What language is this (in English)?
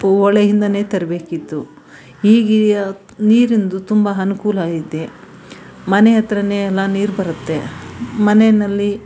Kannada